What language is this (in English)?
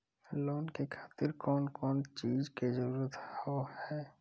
Maithili